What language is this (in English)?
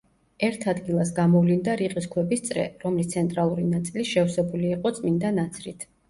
Georgian